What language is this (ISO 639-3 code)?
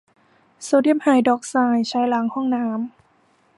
tha